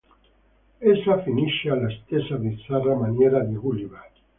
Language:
Italian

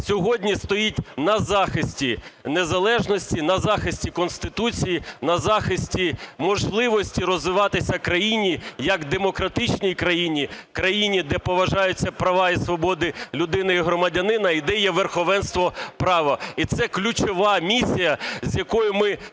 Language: Ukrainian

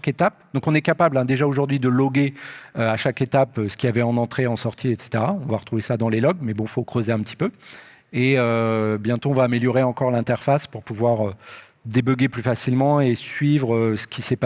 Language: French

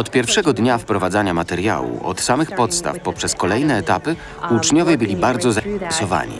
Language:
Polish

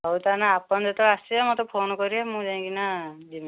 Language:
Odia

